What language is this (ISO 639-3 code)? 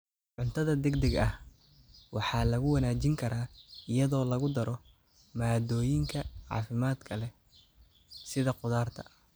som